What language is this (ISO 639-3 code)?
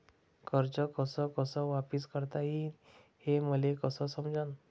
mar